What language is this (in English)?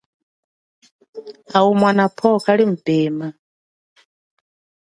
Chokwe